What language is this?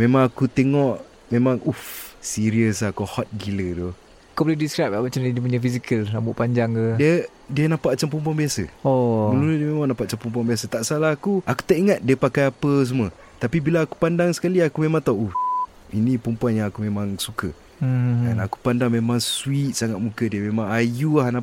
Malay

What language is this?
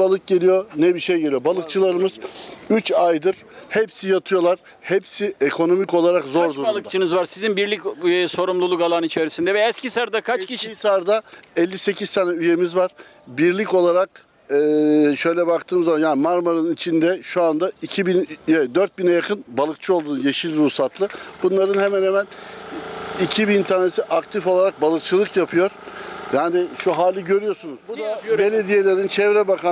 Turkish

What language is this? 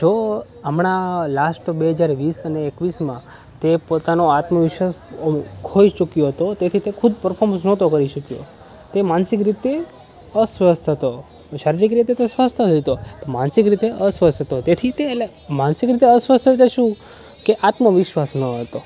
Gujarati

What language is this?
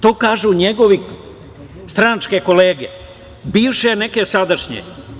Serbian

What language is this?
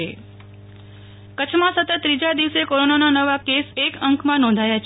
Gujarati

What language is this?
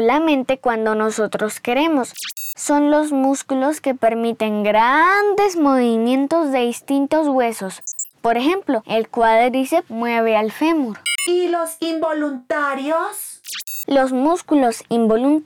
Spanish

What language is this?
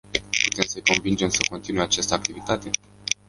Romanian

